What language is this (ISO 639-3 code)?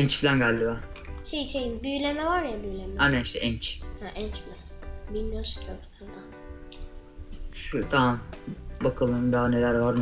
tur